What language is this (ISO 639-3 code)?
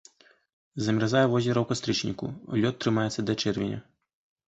bel